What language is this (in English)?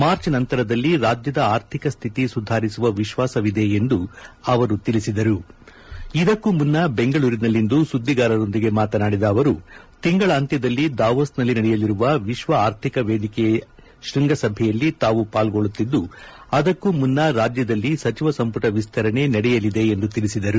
Kannada